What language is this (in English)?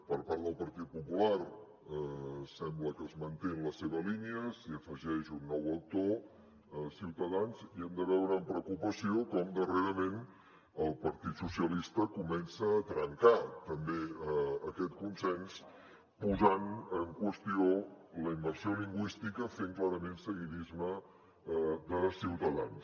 Catalan